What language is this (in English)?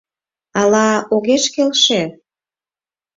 Mari